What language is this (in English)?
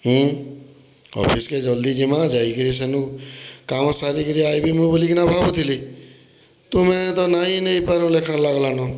Odia